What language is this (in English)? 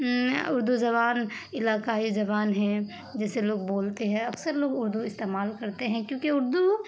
Urdu